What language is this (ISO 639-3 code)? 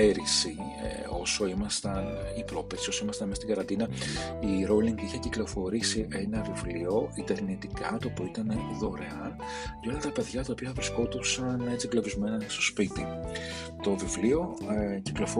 ell